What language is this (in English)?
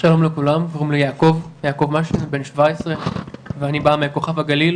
Hebrew